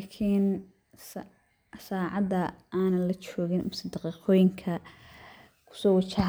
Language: Somali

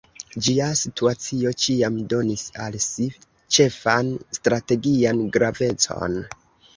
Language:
Esperanto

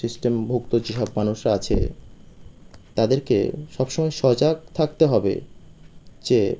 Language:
Bangla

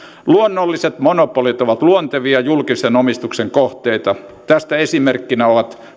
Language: Finnish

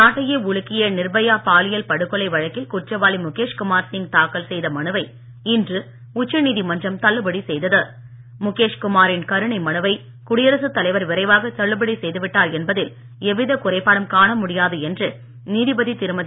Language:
Tamil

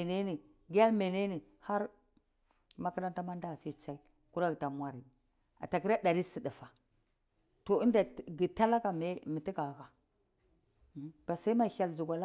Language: Cibak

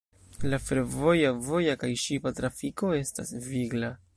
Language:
Esperanto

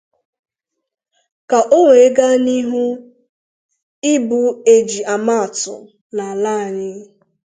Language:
Igbo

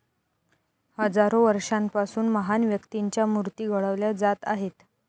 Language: Marathi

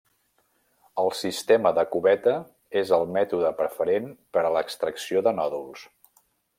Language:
Catalan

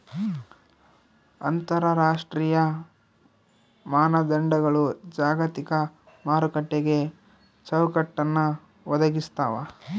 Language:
Kannada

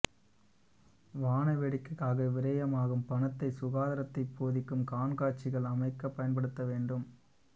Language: Tamil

